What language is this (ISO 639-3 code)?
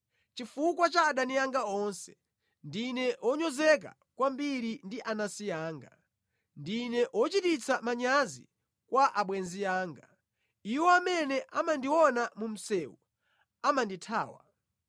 nya